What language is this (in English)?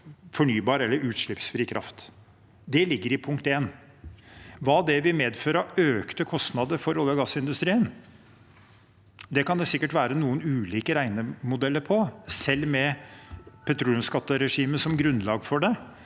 Norwegian